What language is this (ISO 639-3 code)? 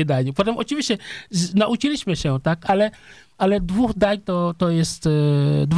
pol